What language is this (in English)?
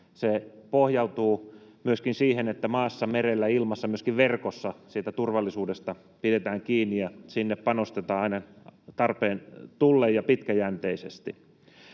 Finnish